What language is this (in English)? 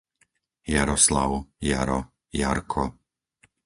Slovak